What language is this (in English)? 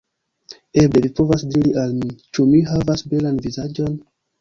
Esperanto